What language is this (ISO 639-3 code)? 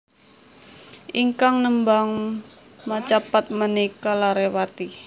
jav